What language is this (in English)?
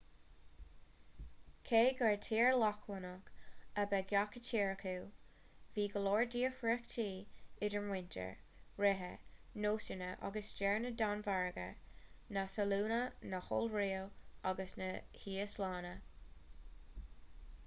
Irish